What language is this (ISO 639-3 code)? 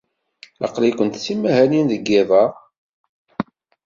kab